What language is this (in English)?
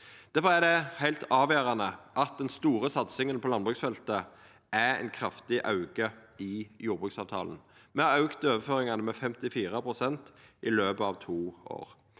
Norwegian